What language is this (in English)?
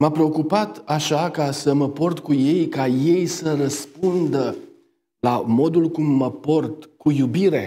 Romanian